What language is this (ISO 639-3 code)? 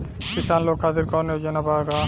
bho